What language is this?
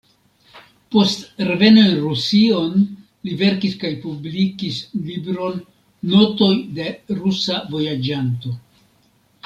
Esperanto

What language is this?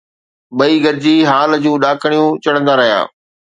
Sindhi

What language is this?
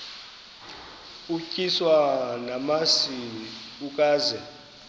Xhosa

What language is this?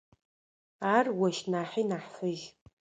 Adyghe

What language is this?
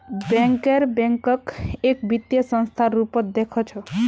Magahi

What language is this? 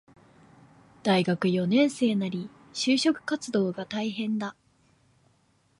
Japanese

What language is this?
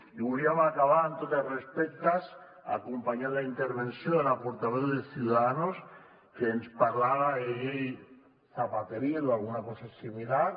Catalan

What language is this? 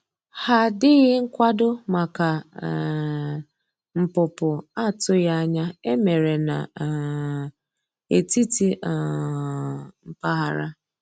Igbo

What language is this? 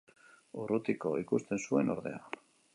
Basque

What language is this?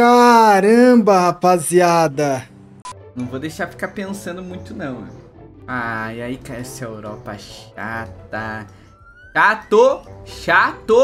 Portuguese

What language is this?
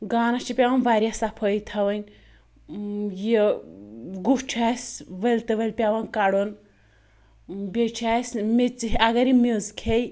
Kashmiri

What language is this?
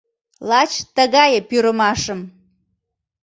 Mari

